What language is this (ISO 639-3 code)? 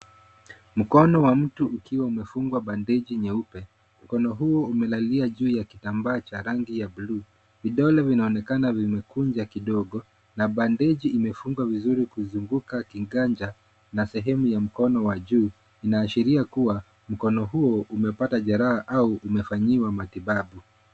swa